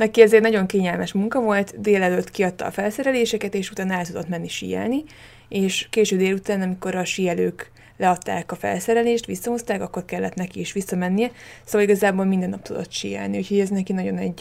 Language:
Hungarian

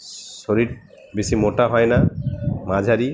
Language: Bangla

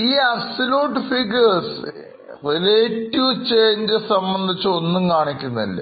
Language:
Malayalam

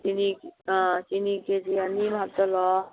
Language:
Manipuri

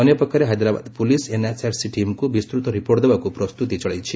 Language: Odia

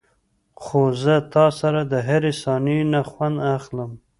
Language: Pashto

